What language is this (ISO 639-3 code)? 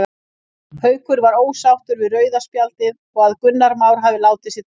isl